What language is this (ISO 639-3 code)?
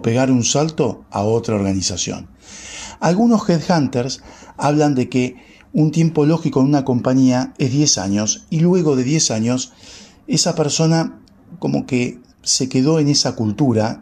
spa